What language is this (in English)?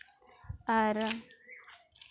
Santali